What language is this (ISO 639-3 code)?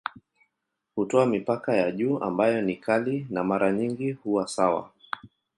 swa